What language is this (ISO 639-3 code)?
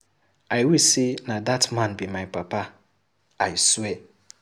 pcm